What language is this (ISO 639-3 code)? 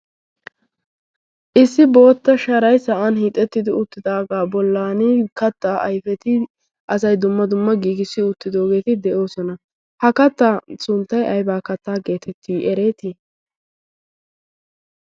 wal